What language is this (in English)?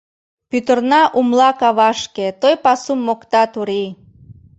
Mari